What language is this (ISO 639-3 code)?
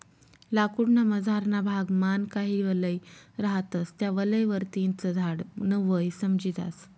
mar